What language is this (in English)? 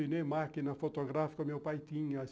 Portuguese